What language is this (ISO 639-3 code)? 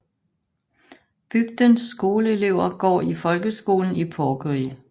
dan